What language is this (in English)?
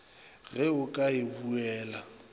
Northern Sotho